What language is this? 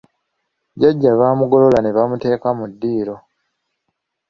Ganda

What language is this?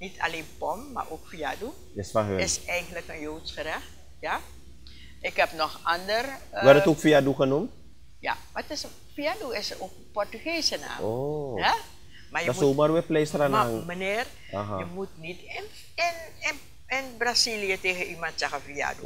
Dutch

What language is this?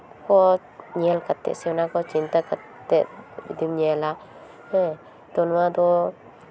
Santali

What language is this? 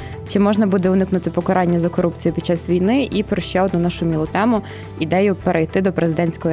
Ukrainian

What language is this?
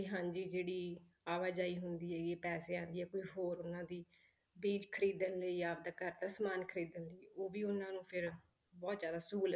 Punjabi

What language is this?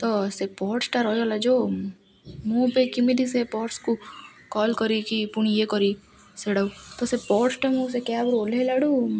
Odia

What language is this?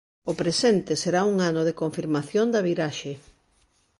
Galician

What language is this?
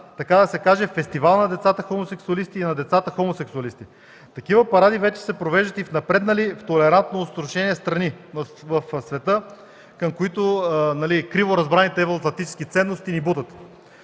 Bulgarian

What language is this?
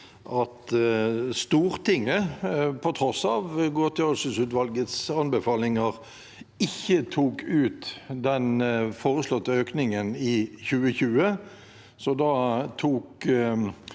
Norwegian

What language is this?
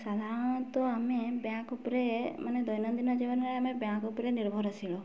Odia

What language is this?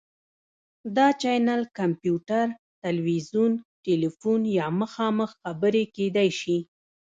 Pashto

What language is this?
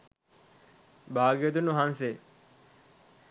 Sinhala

